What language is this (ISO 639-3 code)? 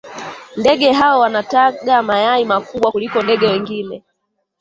swa